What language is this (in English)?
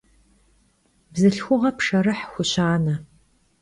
Kabardian